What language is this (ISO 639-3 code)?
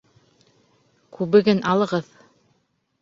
bak